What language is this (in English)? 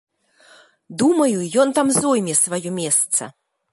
Belarusian